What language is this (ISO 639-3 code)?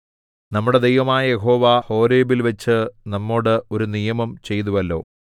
mal